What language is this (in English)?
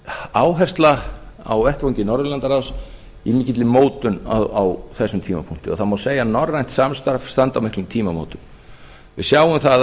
Icelandic